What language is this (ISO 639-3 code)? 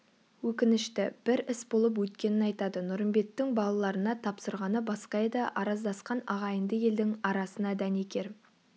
kaz